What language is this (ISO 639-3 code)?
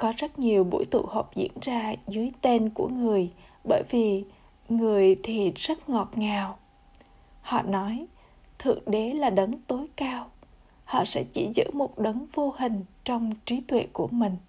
vie